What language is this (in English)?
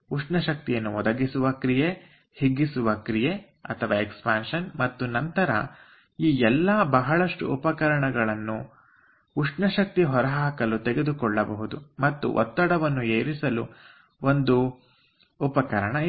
Kannada